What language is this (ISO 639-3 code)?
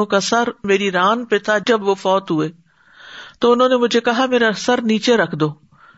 urd